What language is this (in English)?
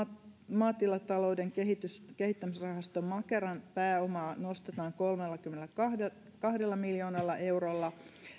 Finnish